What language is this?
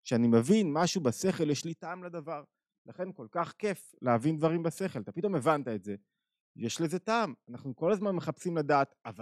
Hebrew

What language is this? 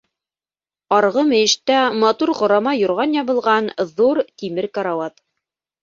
Bashkir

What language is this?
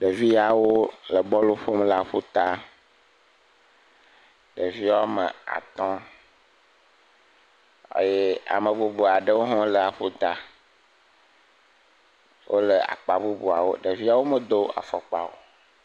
Ewe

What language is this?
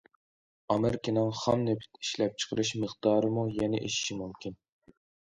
Uyghur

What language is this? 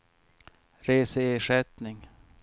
Swedish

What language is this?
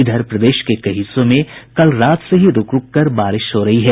Hindi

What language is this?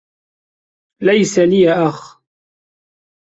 Arabic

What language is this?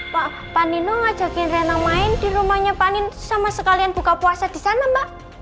Indonesian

